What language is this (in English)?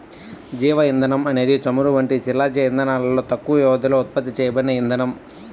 Telugu